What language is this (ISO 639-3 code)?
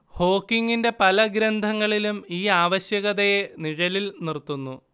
mal